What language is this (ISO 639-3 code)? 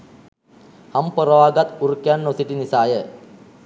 sin